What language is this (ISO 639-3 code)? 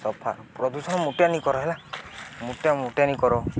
ori